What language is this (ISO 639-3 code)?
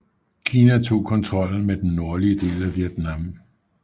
dan